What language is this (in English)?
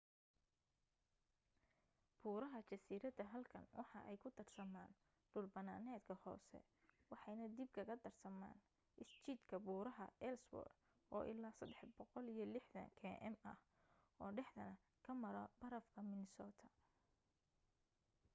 Somali